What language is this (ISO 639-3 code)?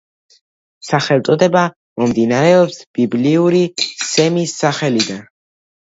kat